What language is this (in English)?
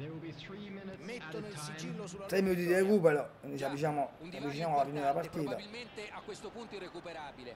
Italian